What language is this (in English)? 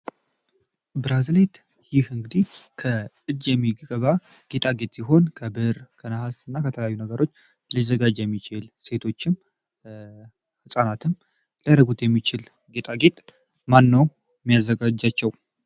Amharic